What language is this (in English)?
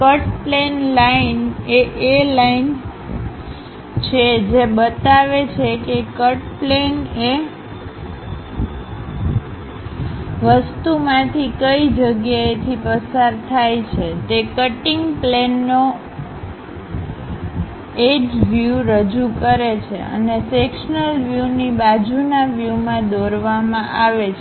Gujarati